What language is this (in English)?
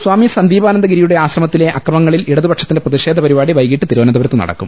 Malayalam